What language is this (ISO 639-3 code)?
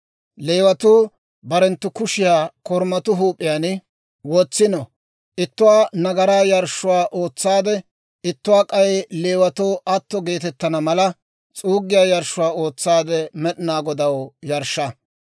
dwr